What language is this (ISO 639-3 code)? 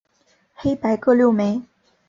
zho